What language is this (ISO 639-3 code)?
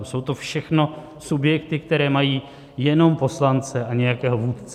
ces